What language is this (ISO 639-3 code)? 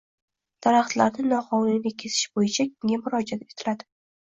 uzb